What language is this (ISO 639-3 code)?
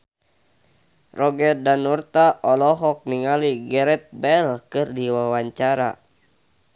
sun